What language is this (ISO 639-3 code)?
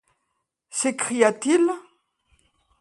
fra